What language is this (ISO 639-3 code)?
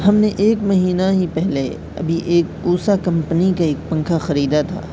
urd